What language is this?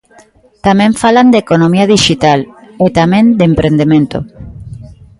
Galician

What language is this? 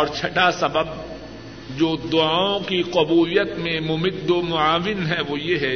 Urdu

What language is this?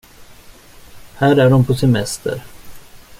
Swedish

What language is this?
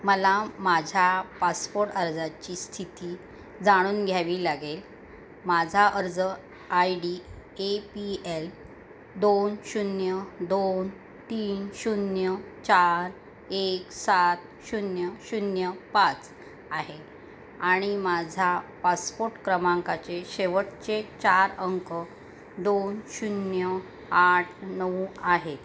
Marathi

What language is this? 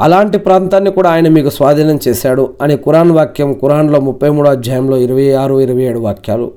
Telugu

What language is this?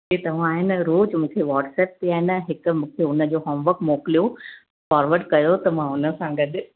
Sindhi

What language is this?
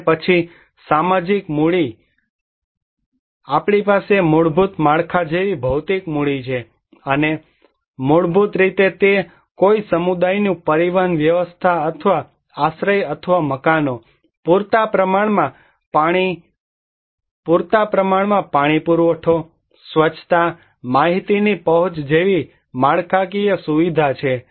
Gujarati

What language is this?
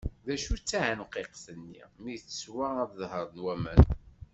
Kabyle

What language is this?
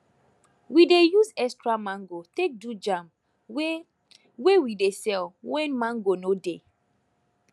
Nigerian Pidgin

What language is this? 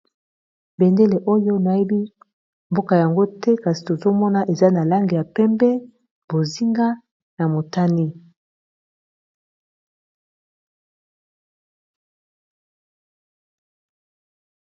Lingala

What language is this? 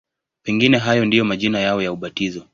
Swahili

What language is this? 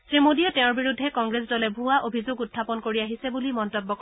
Assamese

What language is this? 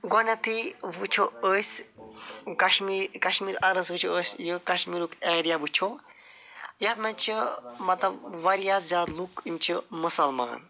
Kashmiri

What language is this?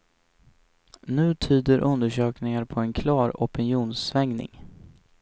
Swedish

